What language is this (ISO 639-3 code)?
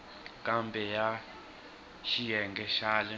tso